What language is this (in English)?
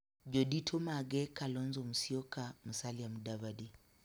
Luo (Kenya and Tanzania)